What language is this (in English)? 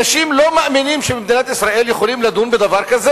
Hebrew